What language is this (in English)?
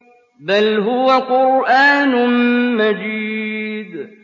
Arabic